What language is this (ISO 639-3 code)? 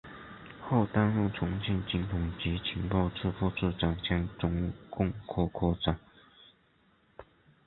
zho